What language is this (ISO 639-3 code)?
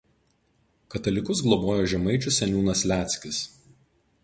lit